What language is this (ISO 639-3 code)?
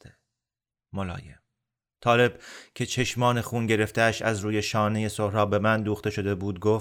fas